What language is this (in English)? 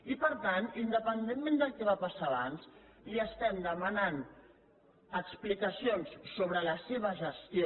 Catalan